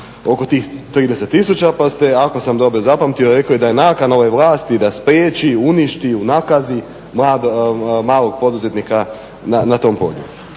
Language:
Croatian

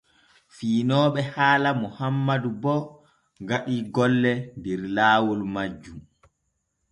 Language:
Borgu Fulfulde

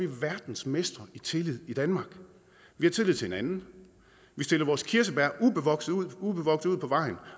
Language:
Danish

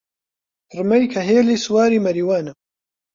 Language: Central Kurdish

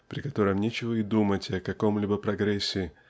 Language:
Russian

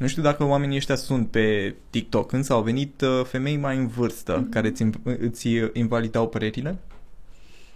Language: Romanian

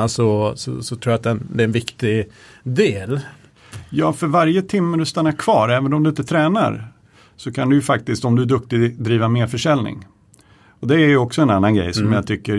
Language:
Swedish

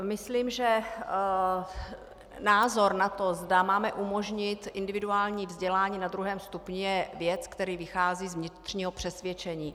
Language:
Czech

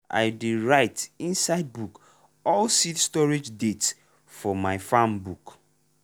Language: Nigerian Pidgin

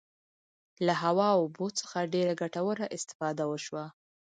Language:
Pashto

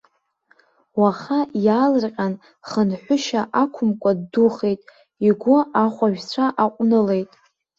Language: Abkhazian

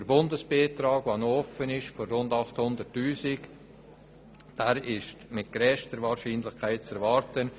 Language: Swiss German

